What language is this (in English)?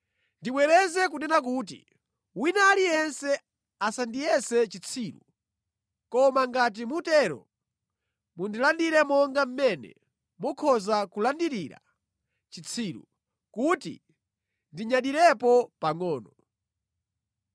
Nyanja